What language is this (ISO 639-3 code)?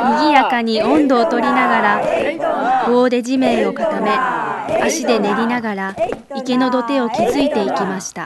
jpn